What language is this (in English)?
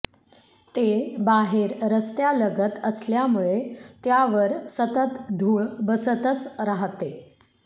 Marathi